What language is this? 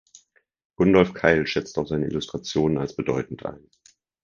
German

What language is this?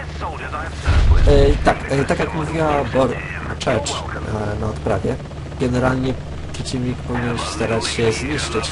Polish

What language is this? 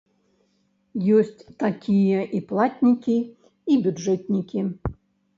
Belarusian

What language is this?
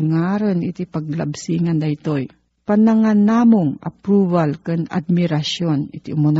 Filipino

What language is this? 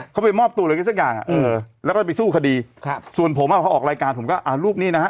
Thai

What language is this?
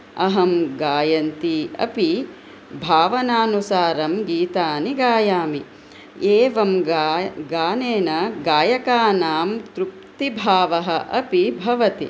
Sanskrit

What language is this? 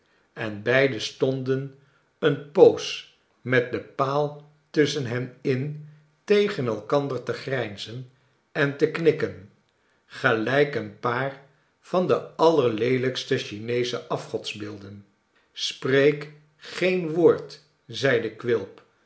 Dutch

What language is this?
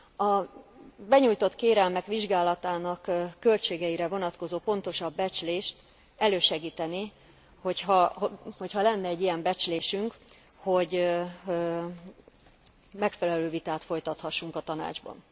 Hungarian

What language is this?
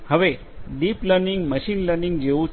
Gujarati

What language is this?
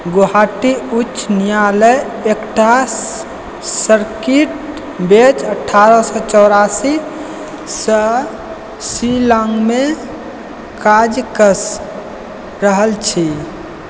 Maithili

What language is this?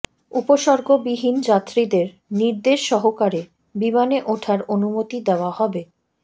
Bangla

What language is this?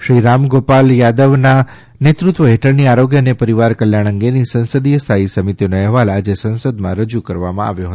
Gujarati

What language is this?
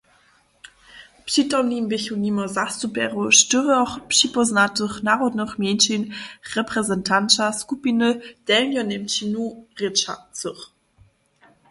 Upper Sorbian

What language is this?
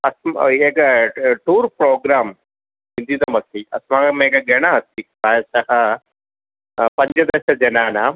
Sanskrit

